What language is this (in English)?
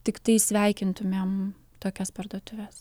Lithuanian